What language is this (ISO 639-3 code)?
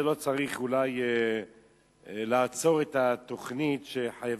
heb